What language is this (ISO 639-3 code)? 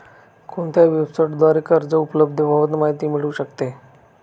mar